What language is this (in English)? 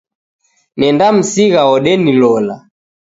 Taita